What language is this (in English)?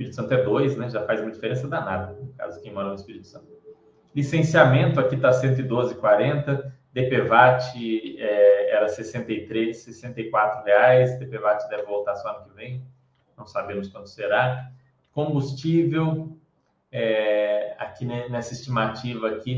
Portuguese